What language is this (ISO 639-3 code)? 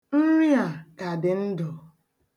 ibo